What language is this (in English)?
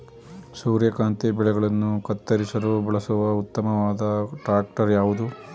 Kannada